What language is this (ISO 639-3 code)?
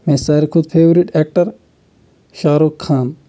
kas